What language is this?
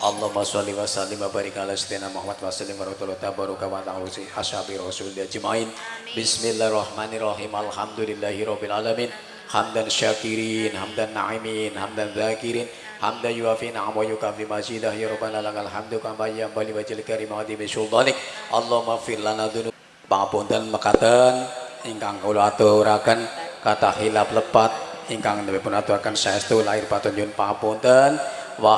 Indonesian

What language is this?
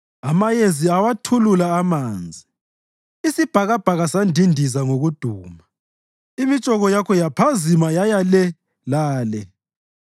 North Ndebele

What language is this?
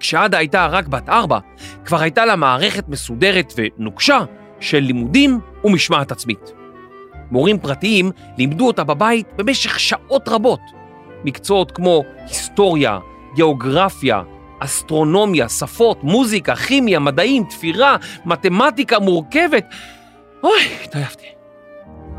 Hebrew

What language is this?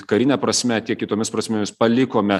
Lithuanian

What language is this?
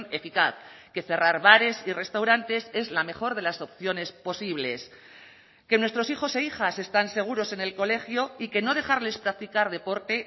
Spanish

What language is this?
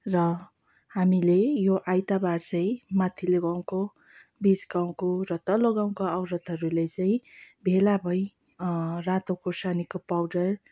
Nepali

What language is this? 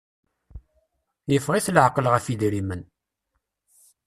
Kabyle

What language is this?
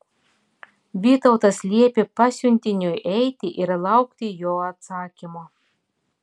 Lithuanian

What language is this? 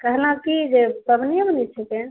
Maithili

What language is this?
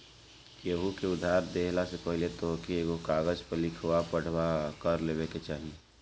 Bhojpuri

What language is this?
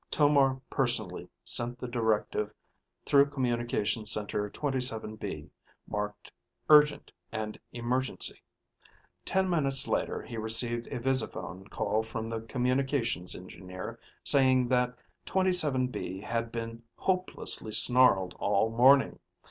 English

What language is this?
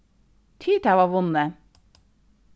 Faroese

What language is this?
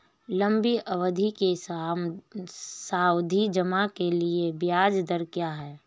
Hindi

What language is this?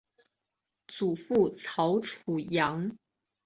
Chinese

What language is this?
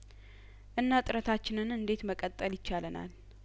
Amharic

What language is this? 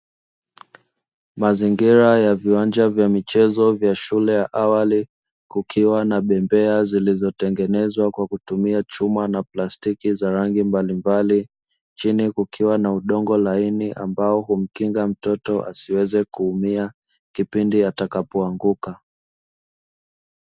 Swahili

